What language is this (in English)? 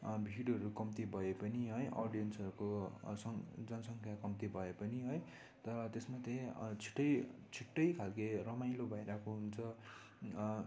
Nepali